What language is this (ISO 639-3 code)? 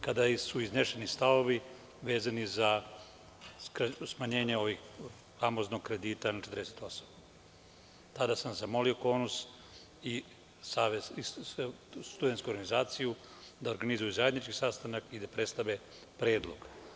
srp